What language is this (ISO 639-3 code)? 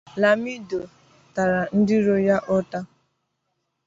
ibo